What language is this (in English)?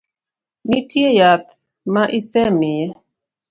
Luo (Kenya and Tanzania)